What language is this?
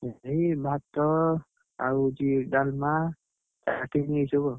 Odia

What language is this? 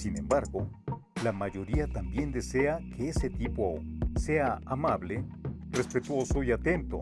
Spanish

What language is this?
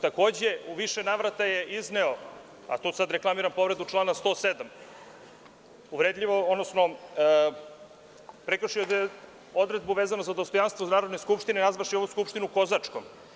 Serbian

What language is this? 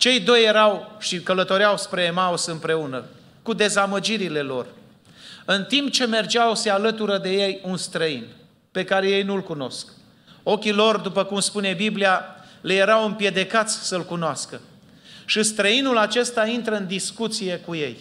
Romanian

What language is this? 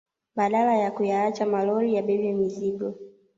Swahili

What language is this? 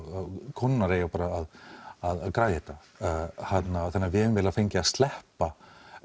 Icelandic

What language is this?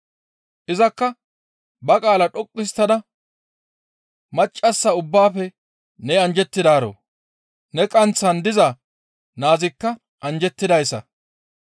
Gamo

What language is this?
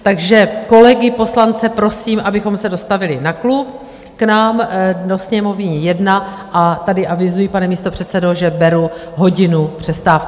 Czech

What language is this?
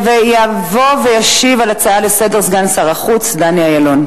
Hebrew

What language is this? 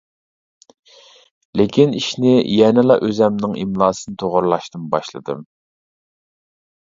Uyghur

